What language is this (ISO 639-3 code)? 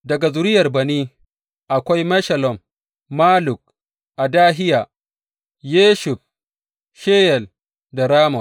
hau